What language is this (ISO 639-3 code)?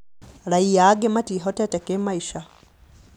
kik